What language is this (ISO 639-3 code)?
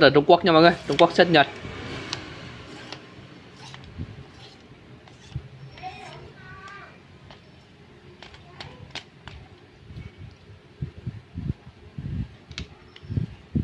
vie